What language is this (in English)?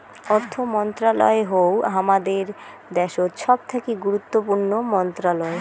Bangla